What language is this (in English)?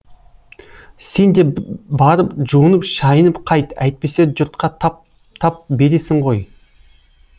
Kazakh